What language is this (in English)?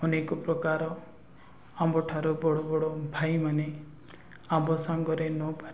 Odia